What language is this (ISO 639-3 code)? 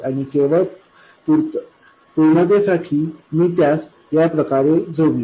mar